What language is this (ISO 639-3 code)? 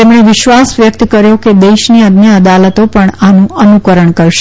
guj